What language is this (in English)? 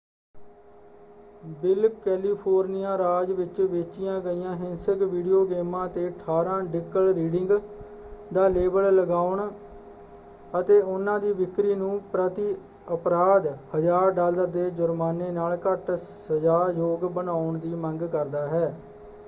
Punjabi